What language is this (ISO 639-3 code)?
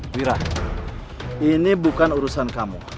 ind